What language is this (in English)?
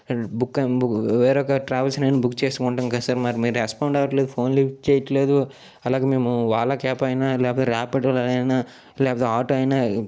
Telugu